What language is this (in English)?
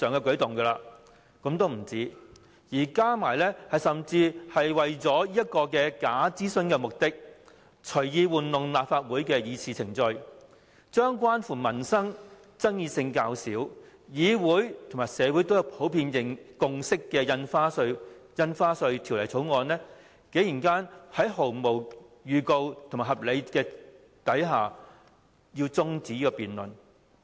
Cantonese